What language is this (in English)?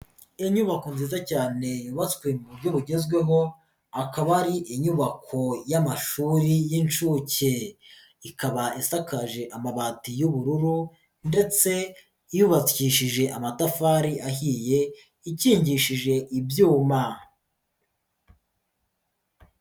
Kinyarwanda